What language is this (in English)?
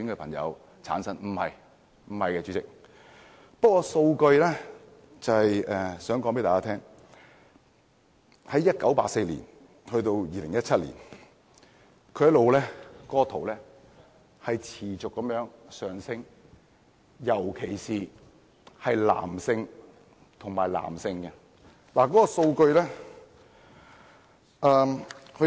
Cantonese